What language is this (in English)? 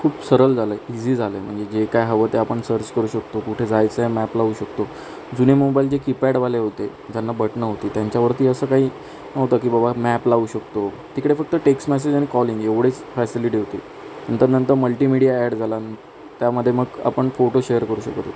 Marathi